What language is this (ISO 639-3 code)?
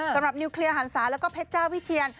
tha